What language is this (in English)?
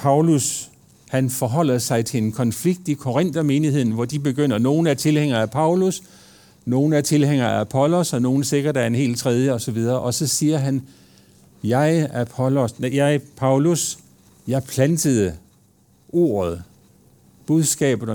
Danish